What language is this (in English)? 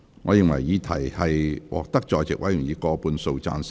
Cantonese